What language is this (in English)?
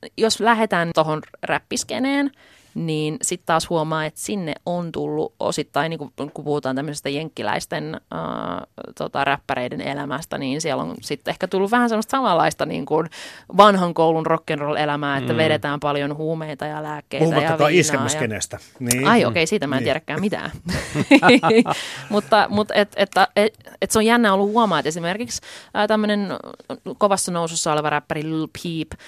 Finnish